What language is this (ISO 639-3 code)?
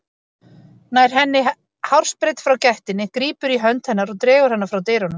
isl